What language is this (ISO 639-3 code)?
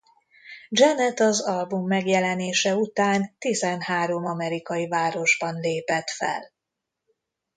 hun